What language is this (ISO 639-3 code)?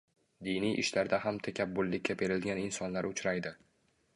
uzb